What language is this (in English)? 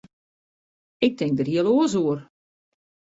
Western Frisian